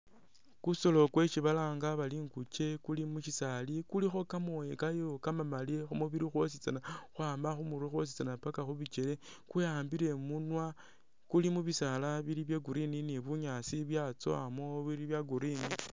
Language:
Masaaba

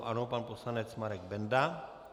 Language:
Czech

